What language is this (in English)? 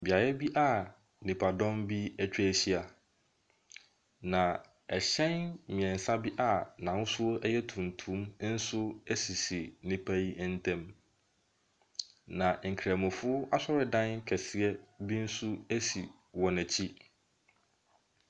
Akan